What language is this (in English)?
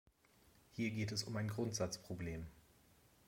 German